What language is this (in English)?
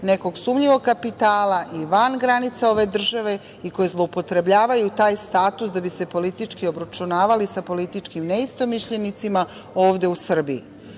Serbian